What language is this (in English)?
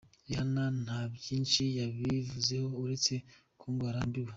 Kinyarwanda